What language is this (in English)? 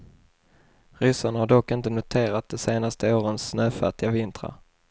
Swedish